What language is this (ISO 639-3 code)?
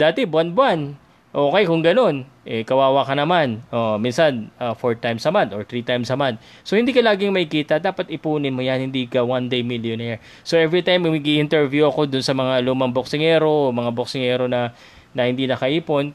fil